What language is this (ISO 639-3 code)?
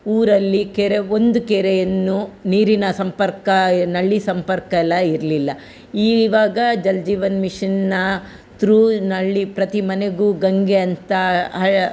kan